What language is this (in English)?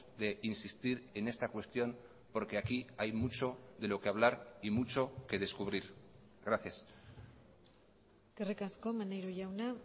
Spanish